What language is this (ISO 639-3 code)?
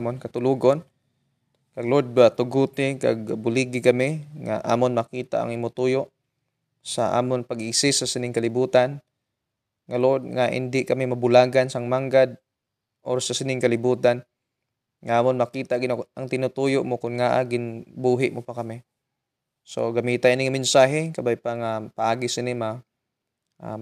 fil